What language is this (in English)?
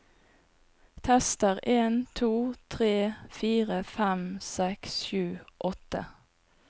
Norwegian